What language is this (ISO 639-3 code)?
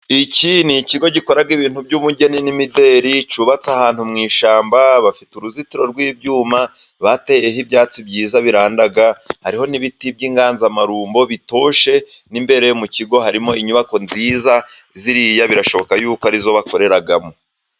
kin